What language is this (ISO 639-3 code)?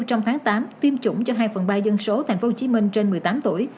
vie